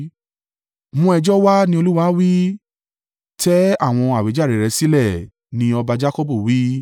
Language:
Yoruba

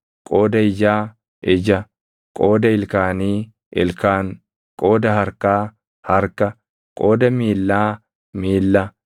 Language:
Oromo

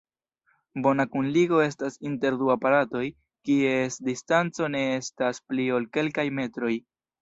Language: Esperanto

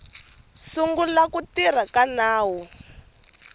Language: Tsonga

